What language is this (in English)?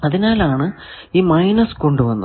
Malayalam